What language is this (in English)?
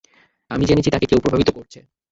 Bangla